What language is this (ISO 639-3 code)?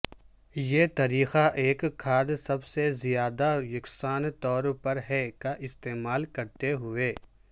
urd